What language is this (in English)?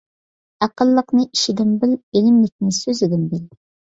Uyghur